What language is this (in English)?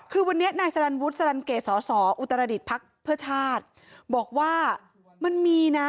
Thai